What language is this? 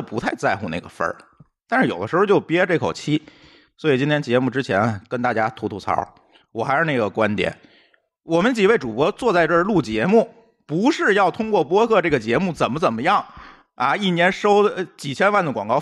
Chinese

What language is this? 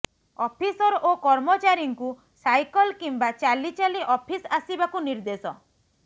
Odia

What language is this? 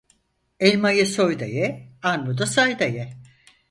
Turkish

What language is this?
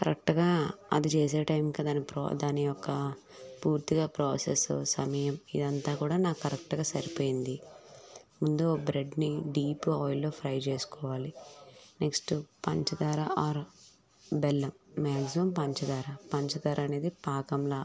Telugu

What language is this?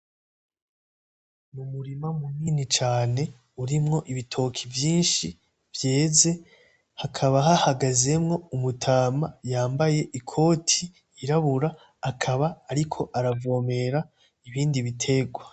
Rundi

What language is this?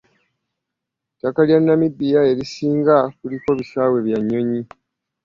Ganda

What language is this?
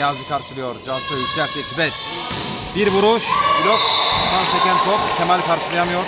Turkish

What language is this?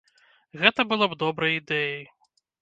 Belarusian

